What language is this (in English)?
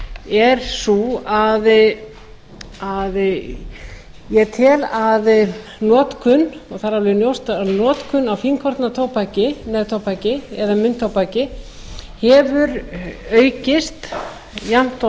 Icelandic